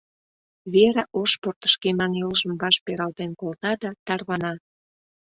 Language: Mari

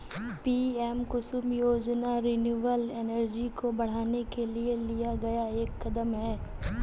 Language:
Hindi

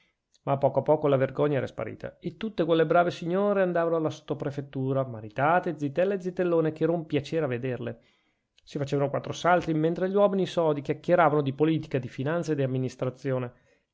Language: Italian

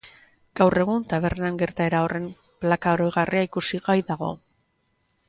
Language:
Basque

